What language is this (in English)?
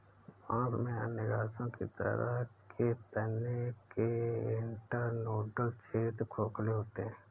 Hindi